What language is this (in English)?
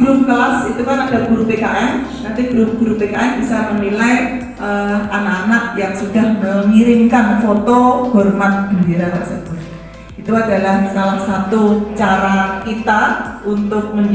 Indonesian